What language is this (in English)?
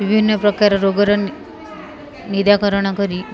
Odia